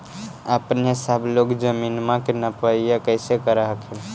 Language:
Magahi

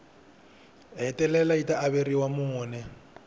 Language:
Tsonga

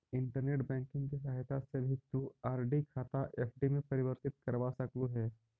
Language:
Magahi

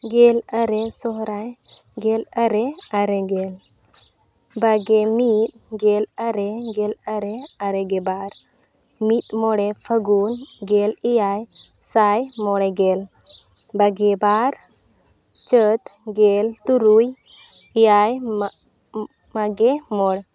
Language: Santali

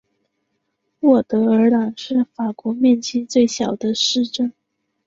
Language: Chinese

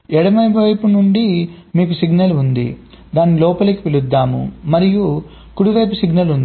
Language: Telugu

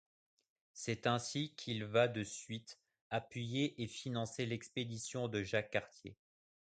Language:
French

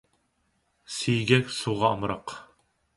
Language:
Uyghur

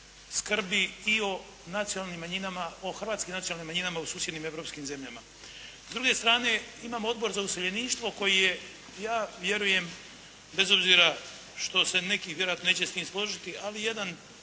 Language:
Croatian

